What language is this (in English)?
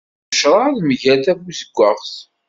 Kabyle